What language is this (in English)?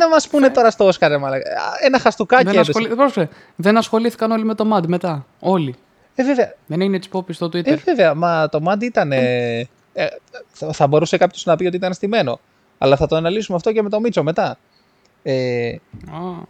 Greek